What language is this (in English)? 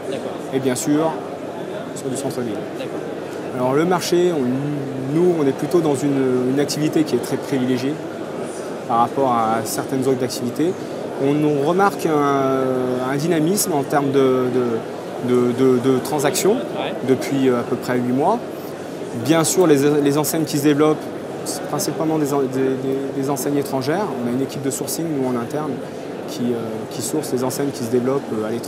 French